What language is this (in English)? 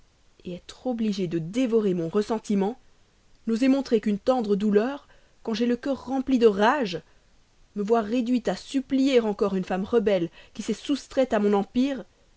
French